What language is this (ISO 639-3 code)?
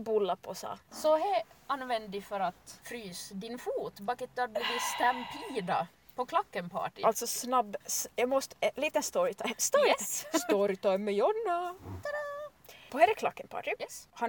swe